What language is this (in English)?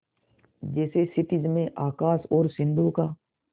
Hindi